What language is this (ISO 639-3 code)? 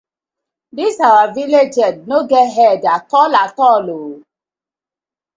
pcm